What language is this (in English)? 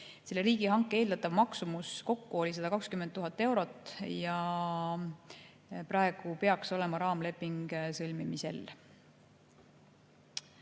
Estonian